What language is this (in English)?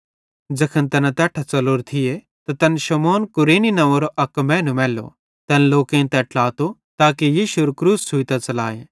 Bhadrawahi